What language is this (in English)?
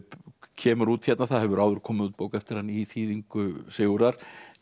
Icelandic